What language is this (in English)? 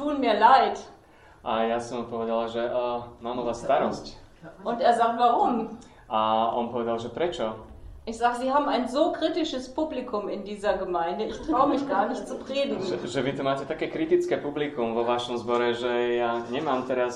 Slovak